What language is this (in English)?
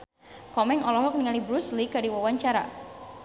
Sundanese